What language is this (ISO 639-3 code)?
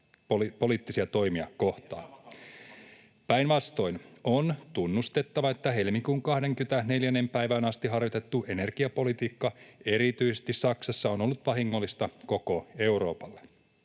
fin